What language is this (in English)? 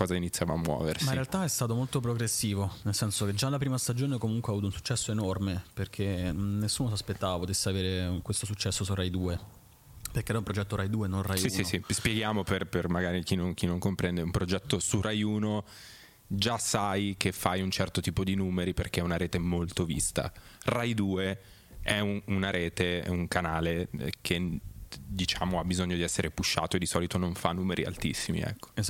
Italian